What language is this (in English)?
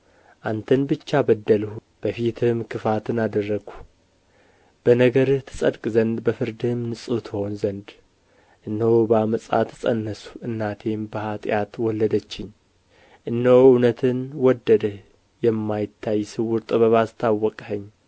Amharic